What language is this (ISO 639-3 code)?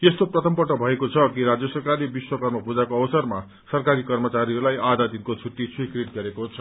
nep